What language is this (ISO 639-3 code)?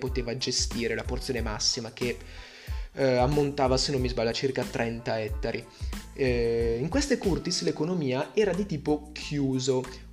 ita